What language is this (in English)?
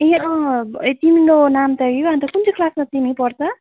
Nepali